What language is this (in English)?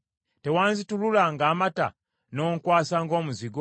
Ganda